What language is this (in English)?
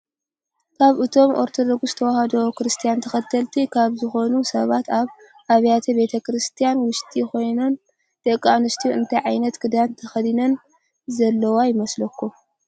Tigrinya